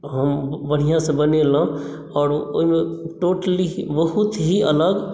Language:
Maithili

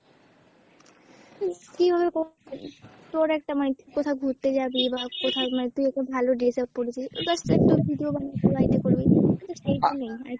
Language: Bangla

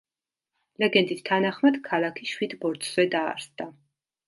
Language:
Georgian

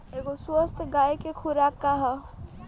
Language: Bhojpuri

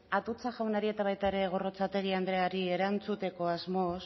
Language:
Basque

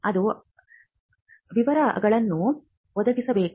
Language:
Kannada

